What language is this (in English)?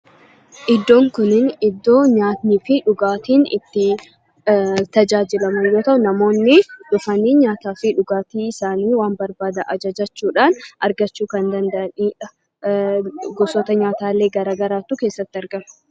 Oromo